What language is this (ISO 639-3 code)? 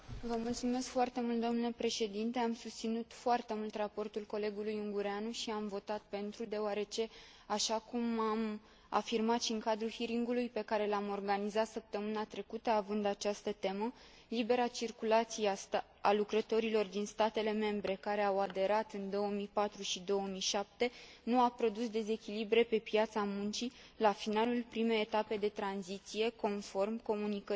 ron